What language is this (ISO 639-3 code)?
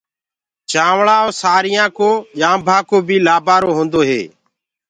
ggg